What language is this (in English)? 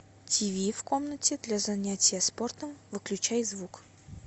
Russian